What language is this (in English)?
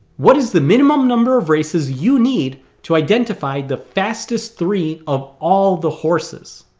English